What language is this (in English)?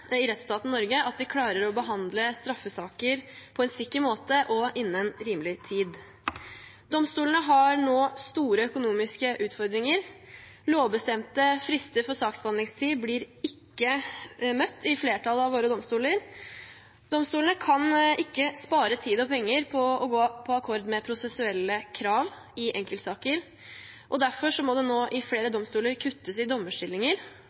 Norwegian Bokmål